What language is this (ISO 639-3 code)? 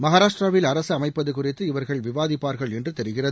tam